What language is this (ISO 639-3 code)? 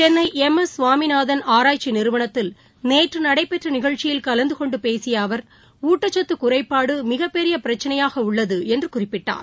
tam